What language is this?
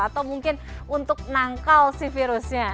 Indonesian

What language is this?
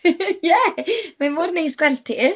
Welsh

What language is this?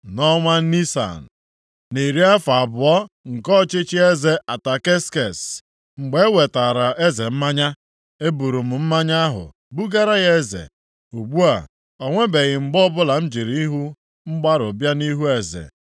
Igbo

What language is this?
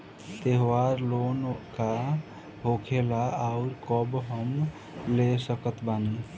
Bhojpuri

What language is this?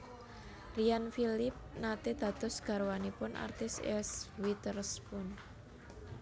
Javanese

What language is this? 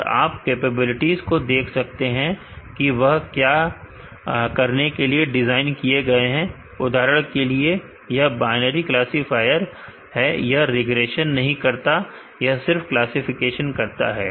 Hindi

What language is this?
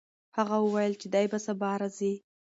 Pashto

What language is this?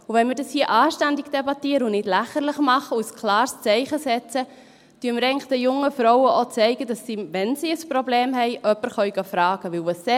Swiss German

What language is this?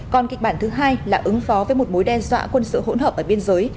Vietnamese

